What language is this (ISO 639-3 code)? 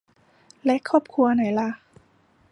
tha